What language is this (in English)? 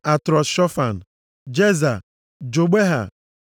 Igbo